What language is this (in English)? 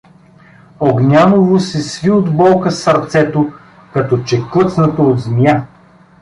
Bulgarian